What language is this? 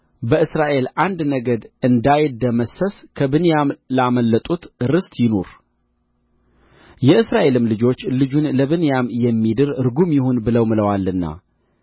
Amharic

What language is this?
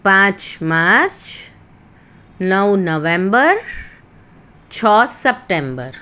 Gujarati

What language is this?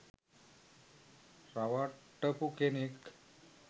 Sinhala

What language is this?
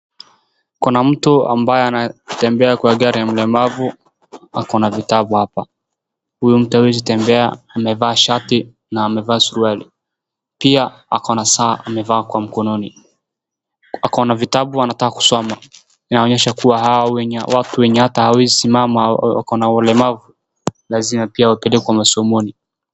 Swahili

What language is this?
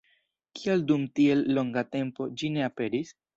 Esperanto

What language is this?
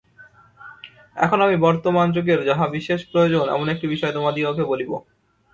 Bangla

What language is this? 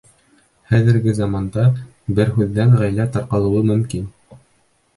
Bashkir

